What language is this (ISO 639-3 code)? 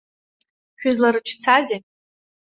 abk